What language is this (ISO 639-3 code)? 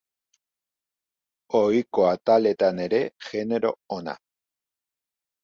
eus